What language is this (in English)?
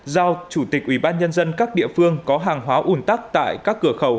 Vietnamese